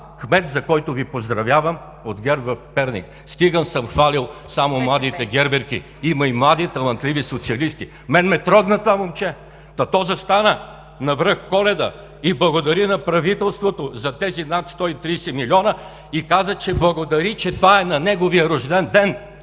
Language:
Bulgarian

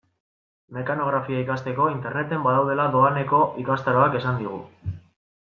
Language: Basque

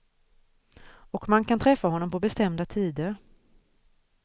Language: Swedish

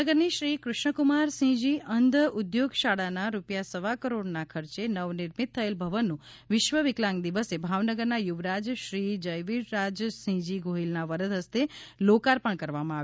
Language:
Gujarati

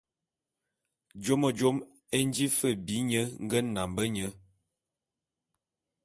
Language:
Bulu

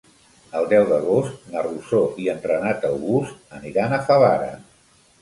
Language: Catalan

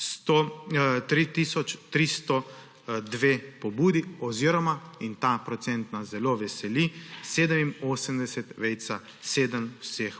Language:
Slovenian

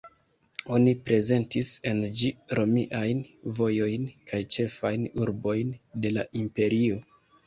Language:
Esperanto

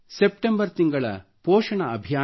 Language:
Kannada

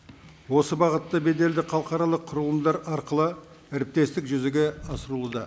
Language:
Kazakh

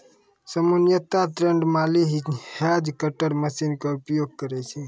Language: Maithili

